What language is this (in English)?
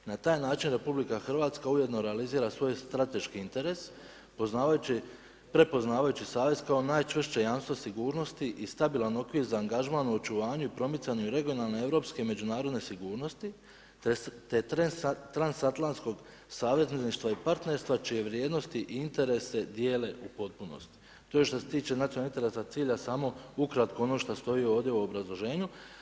Croatian